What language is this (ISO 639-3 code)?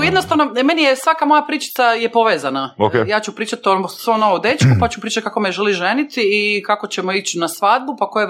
hrv